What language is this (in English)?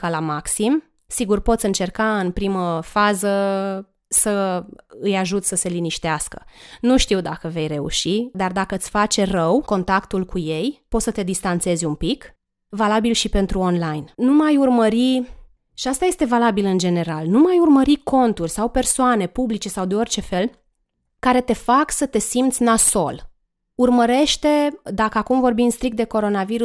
Romanian